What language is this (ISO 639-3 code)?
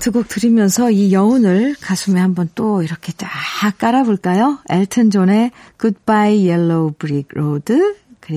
kor